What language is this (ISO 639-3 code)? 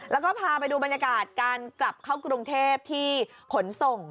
tha